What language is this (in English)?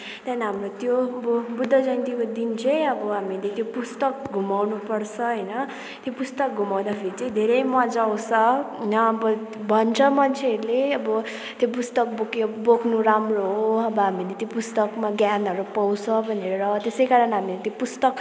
Nepali